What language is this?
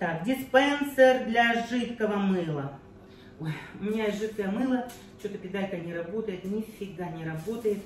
Russian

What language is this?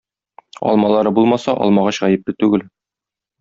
Tatar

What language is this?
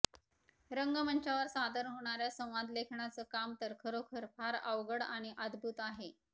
Marathi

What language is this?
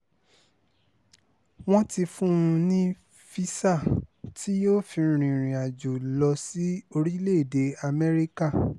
Yoruba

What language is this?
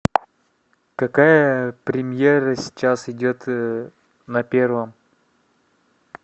Russian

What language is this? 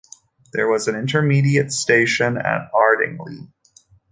English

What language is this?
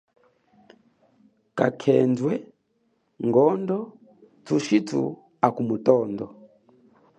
Chokwe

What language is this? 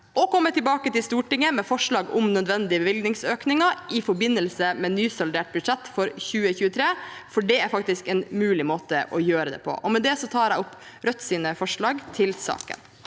Norwegian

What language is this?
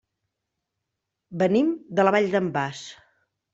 Catalan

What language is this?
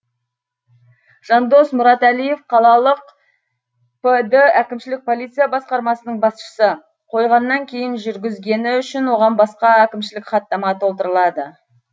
Kazakh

